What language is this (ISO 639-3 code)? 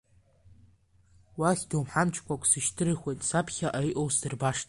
abk